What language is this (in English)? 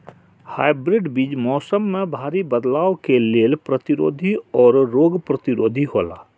Maithili